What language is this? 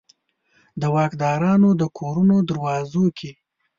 Pashto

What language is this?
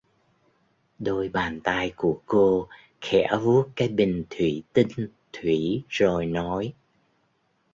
Vietnamese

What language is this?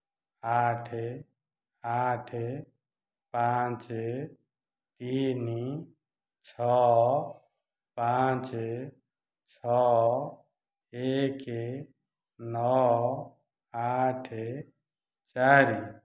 Odia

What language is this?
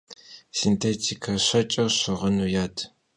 Kabardian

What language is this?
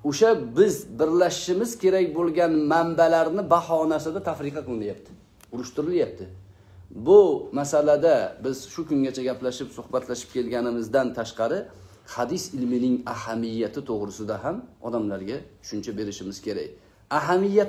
Turkish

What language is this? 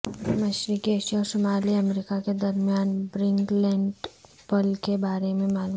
Urdu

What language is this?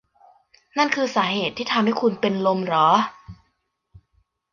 Thai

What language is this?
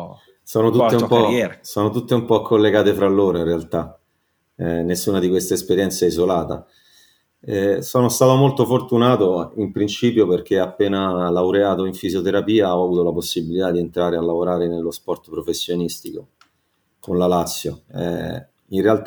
Italian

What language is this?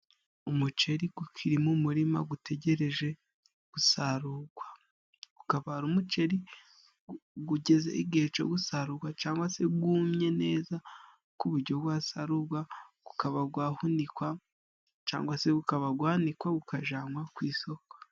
Kinyarwanda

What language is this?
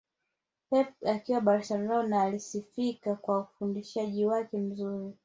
Swahili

